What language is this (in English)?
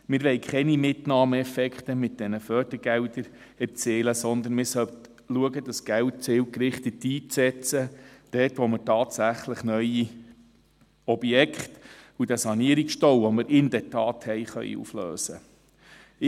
Swiss German